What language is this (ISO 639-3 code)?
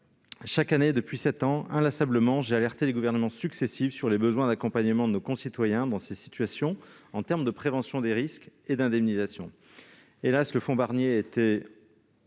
fra